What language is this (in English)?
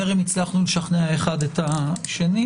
Hebrew